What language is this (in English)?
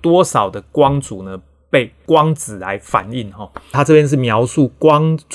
Chinese